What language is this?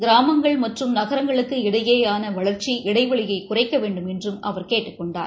Tamil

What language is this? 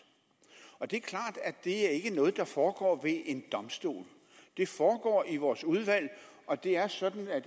Danish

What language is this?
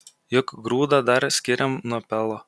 Lithuanian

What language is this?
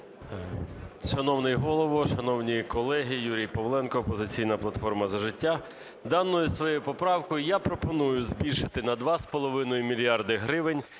Ukrainian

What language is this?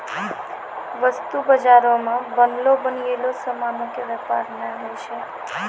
Maithili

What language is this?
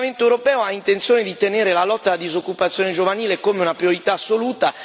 Italian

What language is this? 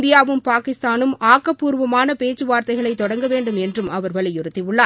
Tamil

